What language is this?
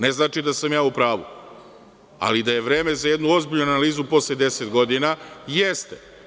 Serbian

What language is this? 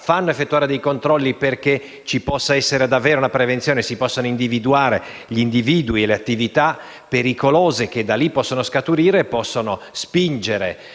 Italian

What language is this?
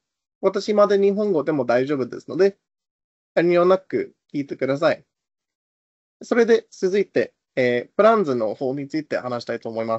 Japanese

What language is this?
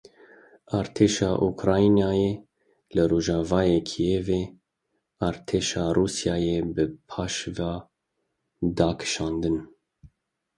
Kurdish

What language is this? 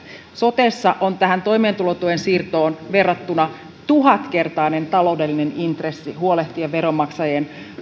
Finnish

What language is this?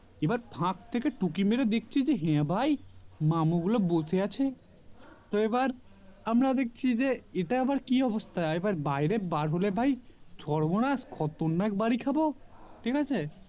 Bangla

